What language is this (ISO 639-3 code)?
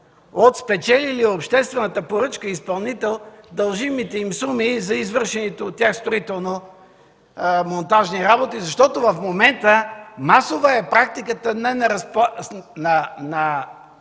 bul